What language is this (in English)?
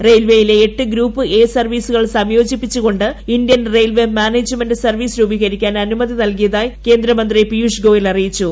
Malayalam